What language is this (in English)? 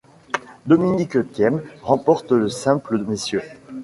French